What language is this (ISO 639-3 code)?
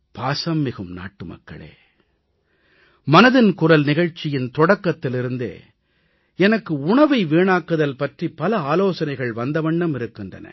tam